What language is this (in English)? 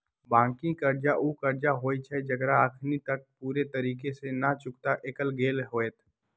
Magahi